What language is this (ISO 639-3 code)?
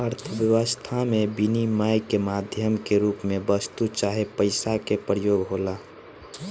bho